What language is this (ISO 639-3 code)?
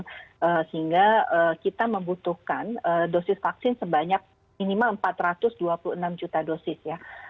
ind